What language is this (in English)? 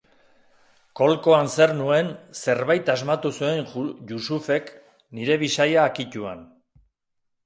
Basque